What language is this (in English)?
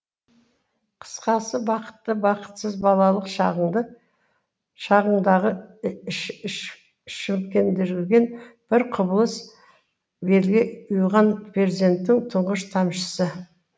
Kazakh